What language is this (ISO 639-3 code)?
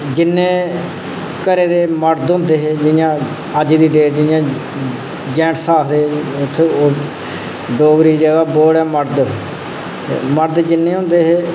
doi